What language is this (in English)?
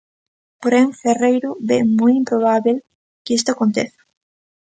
Galician